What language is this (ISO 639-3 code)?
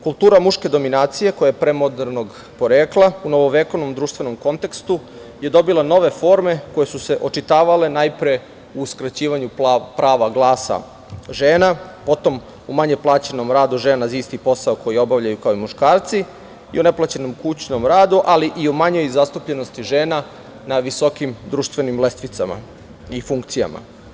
srp